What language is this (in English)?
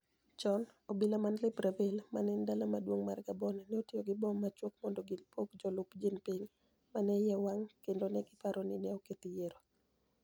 Luo (Kenya and Tanzania)